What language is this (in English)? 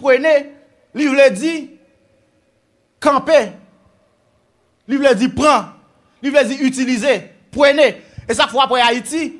French